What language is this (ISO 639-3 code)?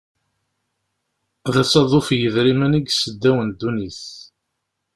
kab